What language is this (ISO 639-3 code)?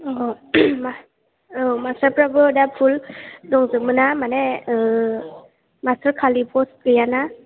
brx